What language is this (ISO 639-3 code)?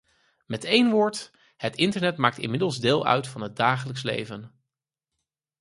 nld